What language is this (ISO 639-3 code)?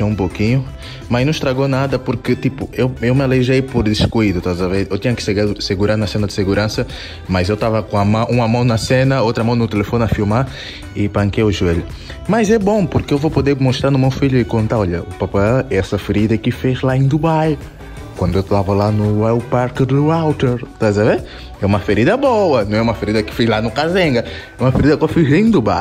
por